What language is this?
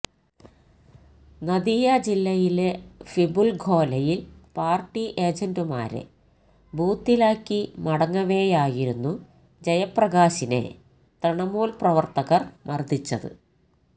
Malayalam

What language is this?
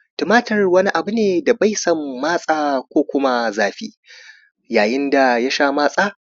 Hausa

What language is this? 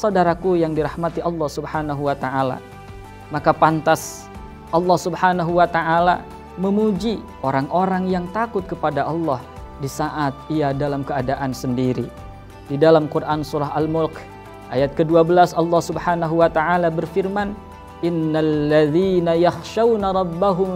Indonesian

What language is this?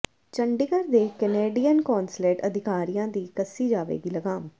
Punjabi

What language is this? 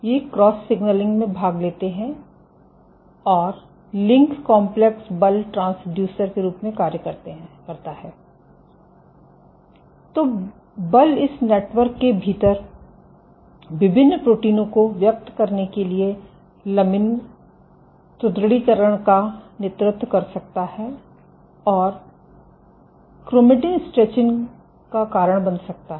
Hindi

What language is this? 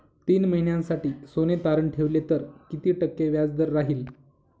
Marathi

